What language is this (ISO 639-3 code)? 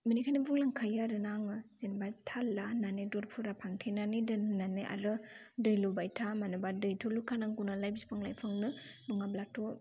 brx